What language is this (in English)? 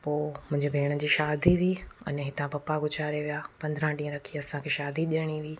Sindhi